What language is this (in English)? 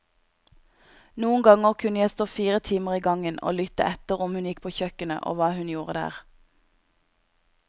Norwegian